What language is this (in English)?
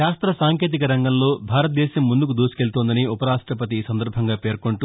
Telugu